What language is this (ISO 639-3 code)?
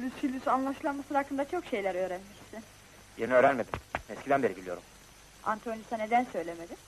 tur